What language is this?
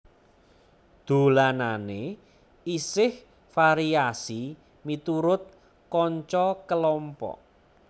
Javanese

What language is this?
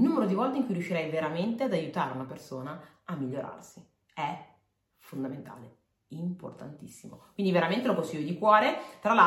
Italian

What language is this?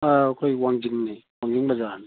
Manipuri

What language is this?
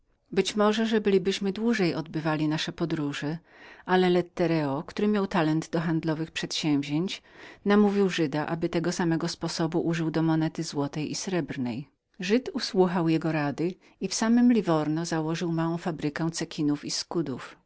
Polish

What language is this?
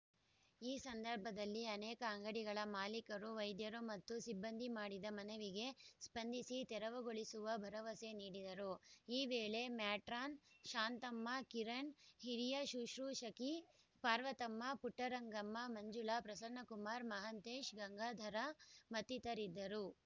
Kannada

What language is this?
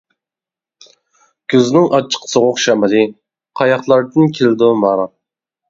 Uyghur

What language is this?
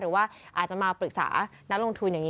Thai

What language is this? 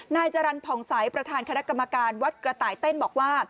Thai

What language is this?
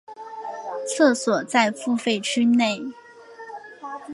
Chinese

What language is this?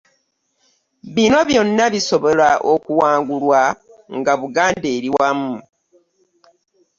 Ganda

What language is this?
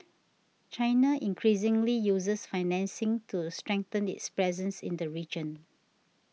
English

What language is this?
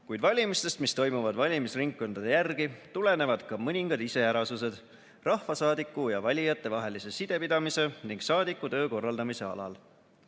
Estonian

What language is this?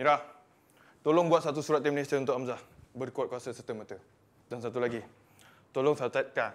Malay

